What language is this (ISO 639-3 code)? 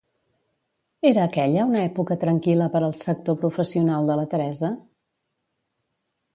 cat